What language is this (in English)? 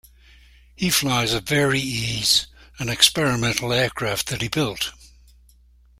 English